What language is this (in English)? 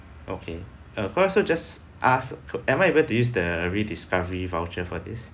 English